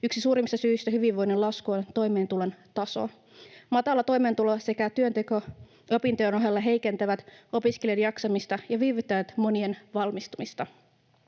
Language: Finnish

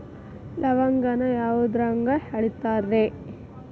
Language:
Kannada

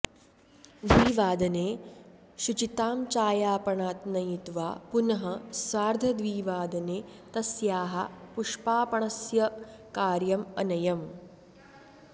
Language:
Sanskrit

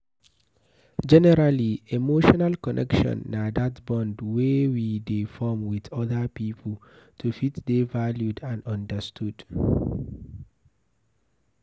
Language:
Nigerian Pidgin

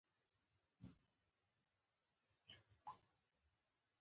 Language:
Pashto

